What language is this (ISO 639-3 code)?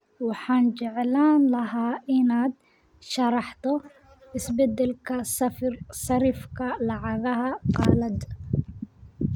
som